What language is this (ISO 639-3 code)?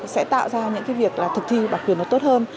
vie